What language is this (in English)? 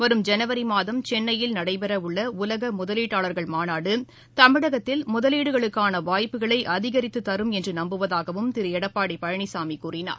Tamil